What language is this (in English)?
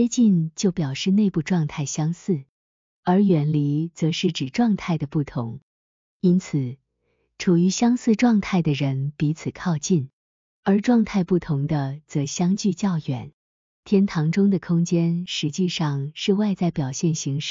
Chinese